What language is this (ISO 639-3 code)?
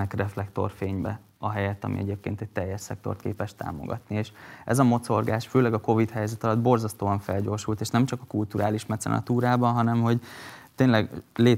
hun